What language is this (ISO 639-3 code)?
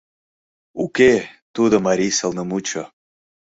chm